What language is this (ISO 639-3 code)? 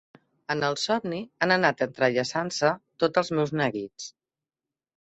cat